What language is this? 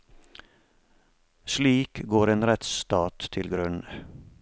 Norwegian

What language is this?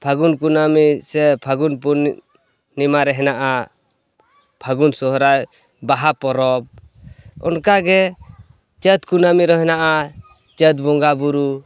Santali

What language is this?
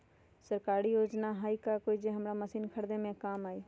Magahi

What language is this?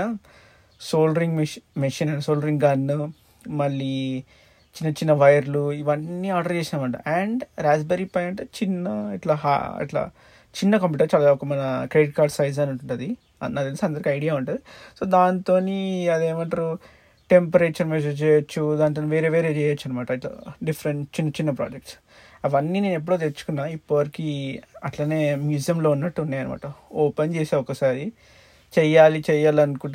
Telugu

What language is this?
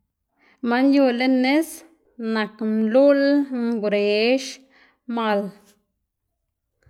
Xanaguía Zapotec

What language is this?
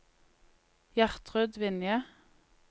Norwegian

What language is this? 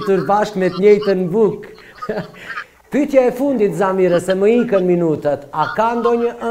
Portuguese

